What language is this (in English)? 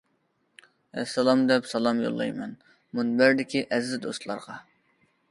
Uyghur